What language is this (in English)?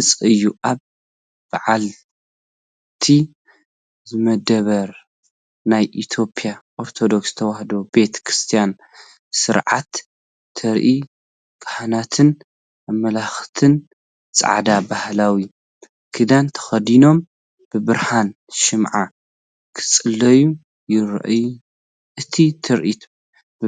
Tigrinya